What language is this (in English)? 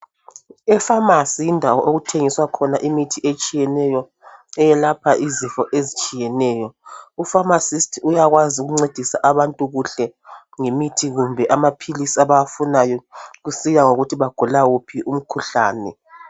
North Ndebele